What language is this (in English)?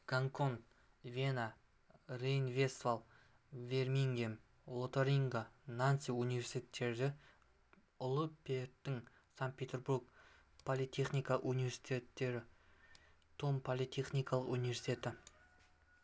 Kazakh